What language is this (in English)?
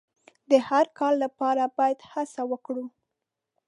Pashto